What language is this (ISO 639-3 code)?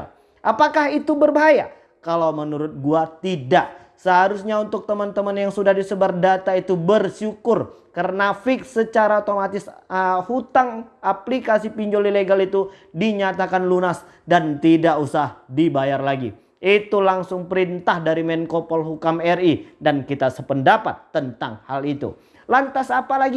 ind